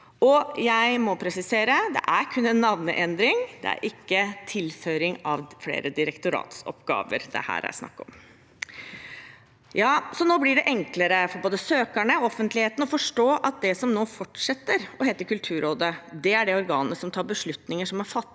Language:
Norwegian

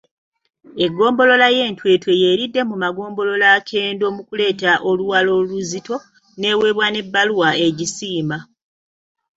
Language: Ganda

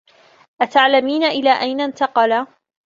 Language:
Arabic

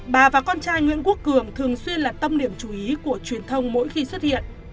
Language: Vietnamese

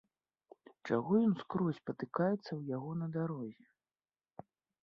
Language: Belarusian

